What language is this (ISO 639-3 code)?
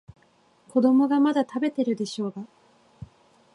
jpn